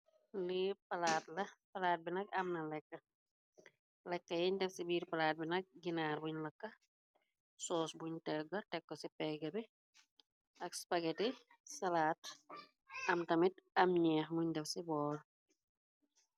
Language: Wolof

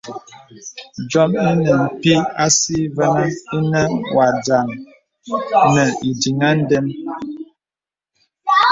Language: Bebele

